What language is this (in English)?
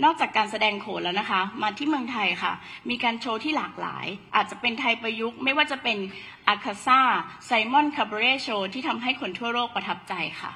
Thai